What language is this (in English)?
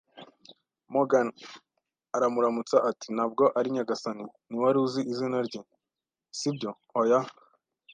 Kinyarwanda